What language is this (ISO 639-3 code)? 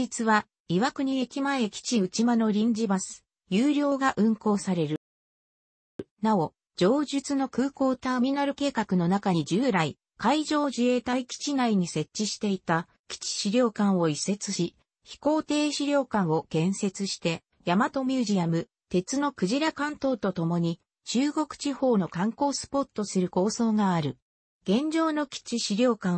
jpn